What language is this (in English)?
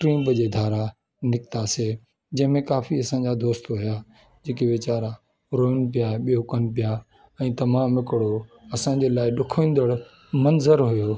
Sindhi